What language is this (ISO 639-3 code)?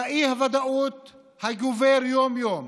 heb